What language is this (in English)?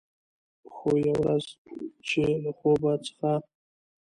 Pashto